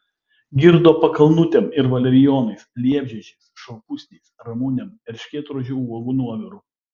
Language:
Lithuanian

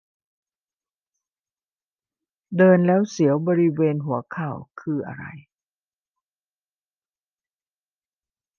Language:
Thai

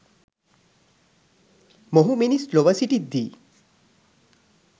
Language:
Sinhala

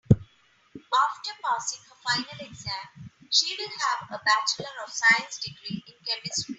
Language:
English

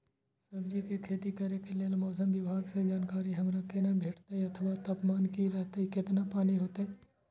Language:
Maithili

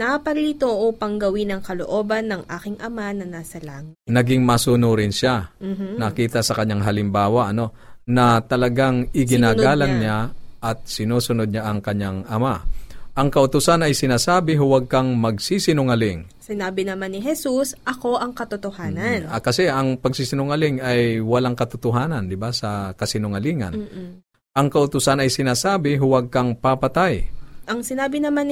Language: Filipino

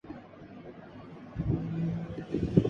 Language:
Urdu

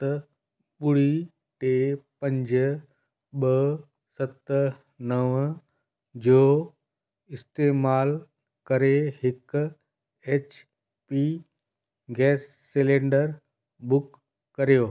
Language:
Sindhi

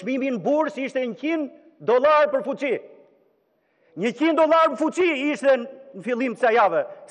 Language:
Romanian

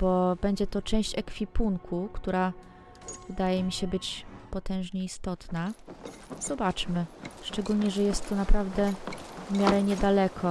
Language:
Polish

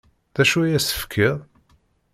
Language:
Kabyle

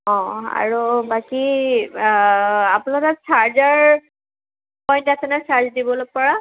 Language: Assamese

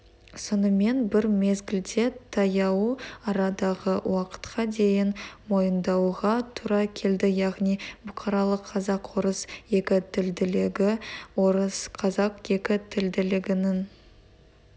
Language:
Kazakh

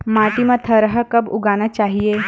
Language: Chhattisgarhi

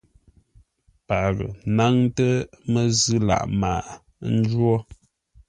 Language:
Ngombale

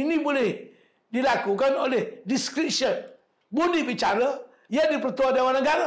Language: Malay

